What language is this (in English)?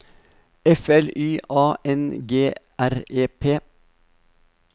Norwegian